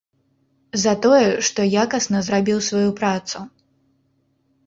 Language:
Belarusian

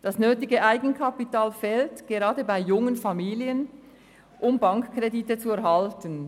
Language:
Swiss German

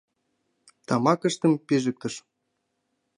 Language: Mari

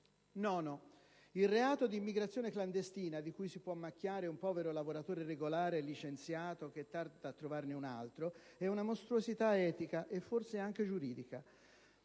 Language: Italian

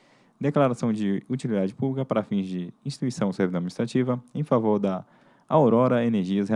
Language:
Portuguese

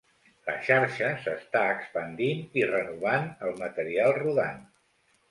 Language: Catalan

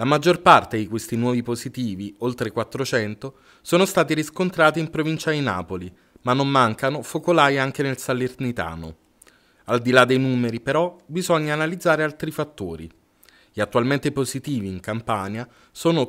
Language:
Italian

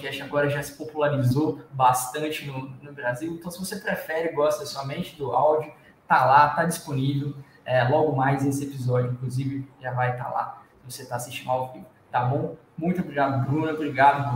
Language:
Portuguese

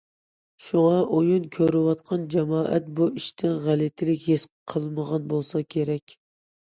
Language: Uyghur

